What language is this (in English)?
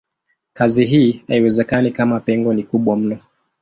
Swahili